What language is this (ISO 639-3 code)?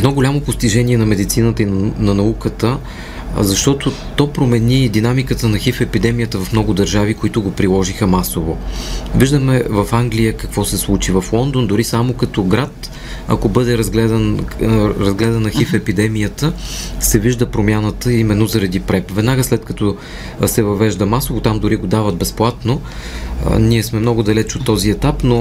bul